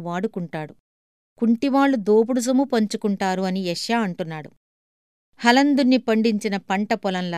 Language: Telugu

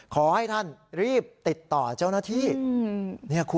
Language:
Thai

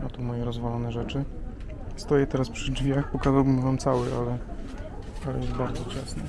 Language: Polish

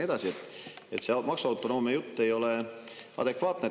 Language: Estonian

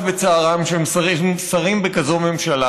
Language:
Hebrew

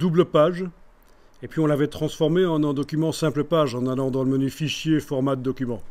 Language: French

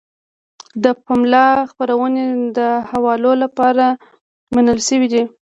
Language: Pashto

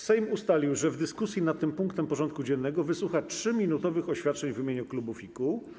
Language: Polish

